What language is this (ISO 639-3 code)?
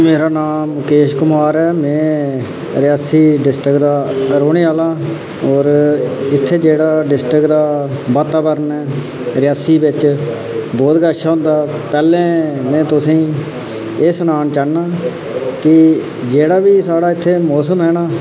doi